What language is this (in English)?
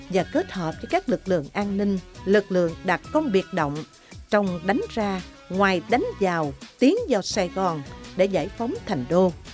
Vietnamese